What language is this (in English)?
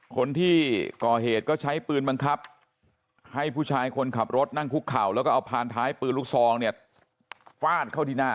Thai